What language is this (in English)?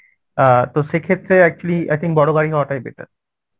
Bangla